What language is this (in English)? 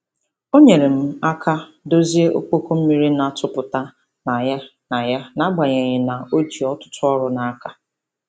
Igbo